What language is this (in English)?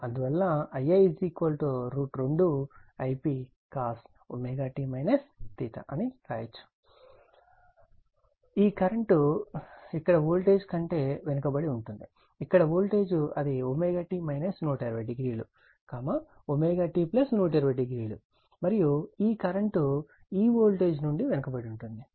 Telugu